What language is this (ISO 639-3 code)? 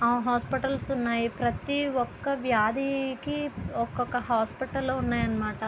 tel